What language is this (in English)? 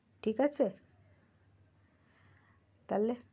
Bangla